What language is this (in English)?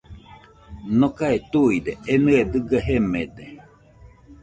Nüpode Huitoto